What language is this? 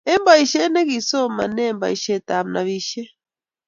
Kalenjin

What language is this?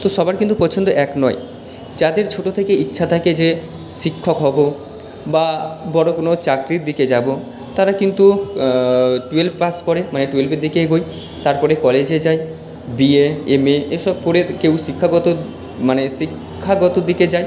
Bangla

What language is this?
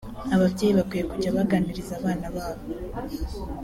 Kinyarwanda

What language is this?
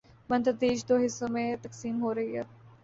Urdu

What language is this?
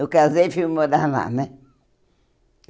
Portuguese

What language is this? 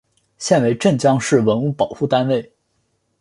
Chinese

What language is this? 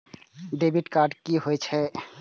Maithili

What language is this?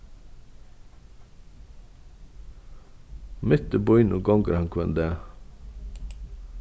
Faroese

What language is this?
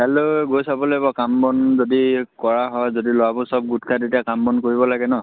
Assamese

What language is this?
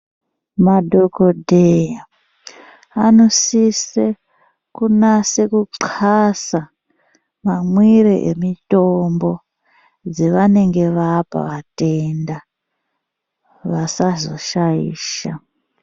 Ndau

